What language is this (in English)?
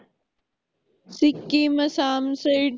Punjabi